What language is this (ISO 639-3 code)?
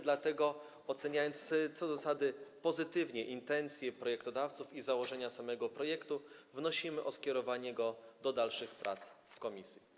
pol